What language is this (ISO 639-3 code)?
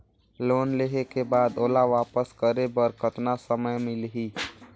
hne